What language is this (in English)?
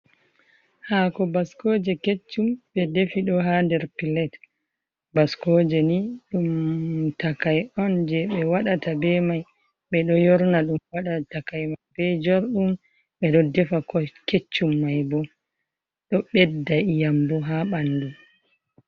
Fula